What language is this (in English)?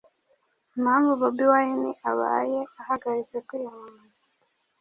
Kinyarwanda